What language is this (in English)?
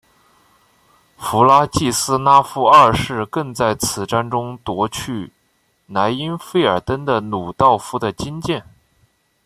Chinese